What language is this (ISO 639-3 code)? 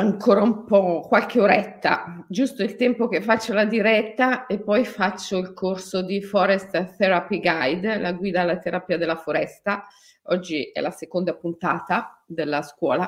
ita